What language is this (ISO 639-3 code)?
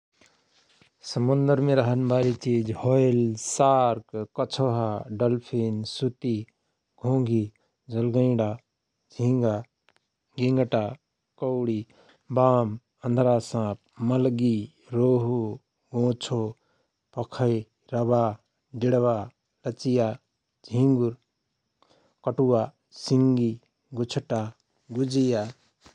thr